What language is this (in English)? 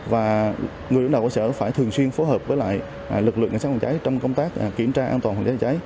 Vietnamese